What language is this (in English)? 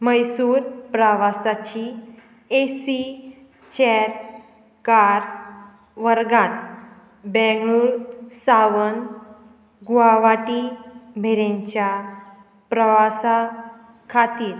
Konkani